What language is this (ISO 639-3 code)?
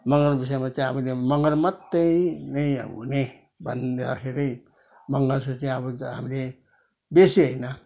nep